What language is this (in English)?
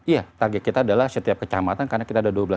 Indonesian